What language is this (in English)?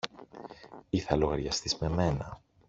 Greek